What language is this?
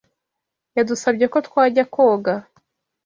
Kinyarwanda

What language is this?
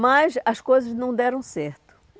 Portuguese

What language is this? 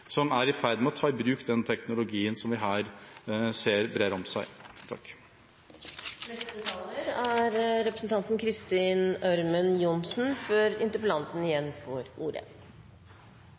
Norwegian Bokmål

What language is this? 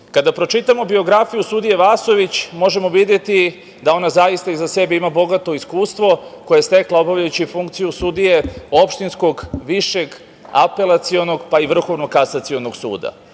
Serbian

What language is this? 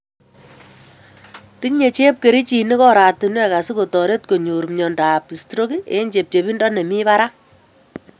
Kalenjin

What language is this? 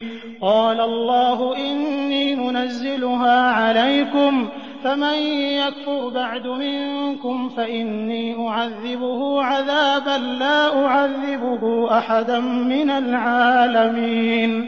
Arabic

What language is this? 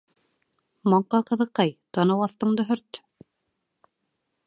Bashkir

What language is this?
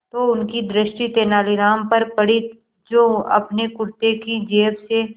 Hindi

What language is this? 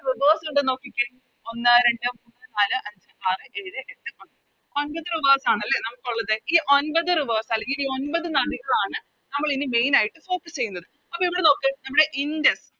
Malayalam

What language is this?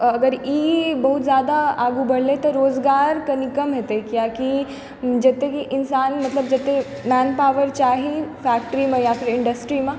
Maithili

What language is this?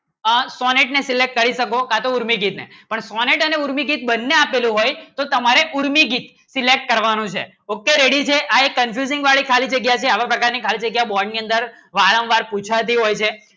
Gujarati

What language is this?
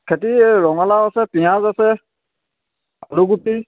Assamese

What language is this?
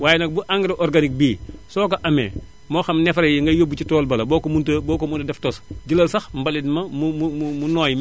Wolof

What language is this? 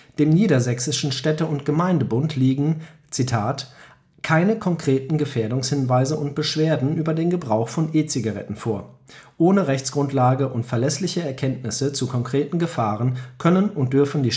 German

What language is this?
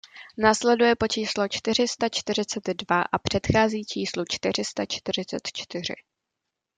Czech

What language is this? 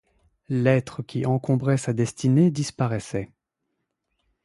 French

